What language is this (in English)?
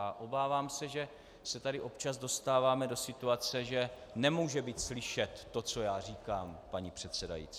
Czech